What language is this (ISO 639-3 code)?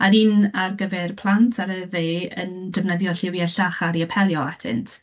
cym